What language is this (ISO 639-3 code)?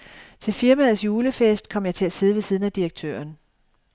dan